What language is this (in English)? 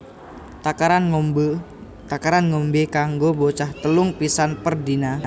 Javanese